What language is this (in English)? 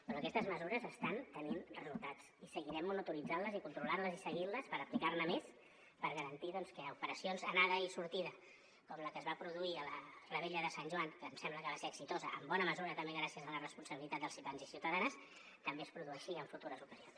Catalan